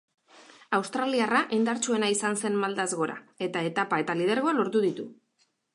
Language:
Basque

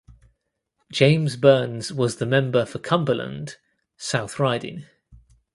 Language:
English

